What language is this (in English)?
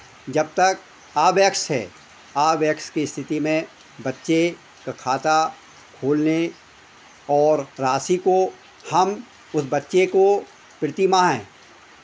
Hindi